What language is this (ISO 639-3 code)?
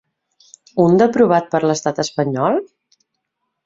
cat